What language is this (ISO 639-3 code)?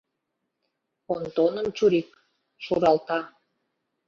chm